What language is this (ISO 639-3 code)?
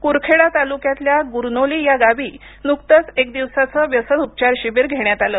mar